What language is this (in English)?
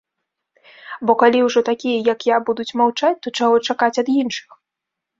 Belarusian